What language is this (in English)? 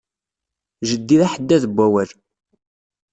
Kabyle